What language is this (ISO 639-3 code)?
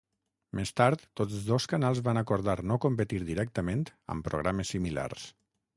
cat